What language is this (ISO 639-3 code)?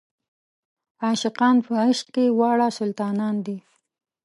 pus